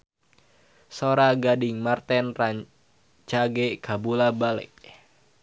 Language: Sundanese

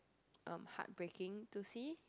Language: English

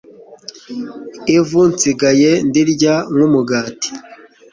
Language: Kinyarwanda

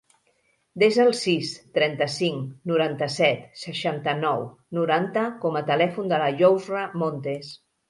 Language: Catalan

